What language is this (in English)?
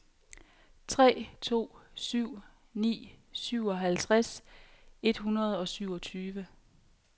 Danish